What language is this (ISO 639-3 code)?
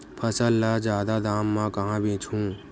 hne